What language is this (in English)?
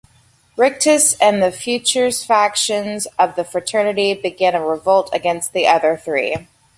English